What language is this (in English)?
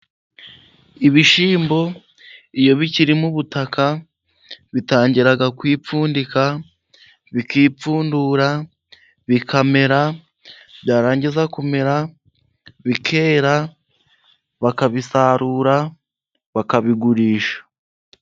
Kinyarwanda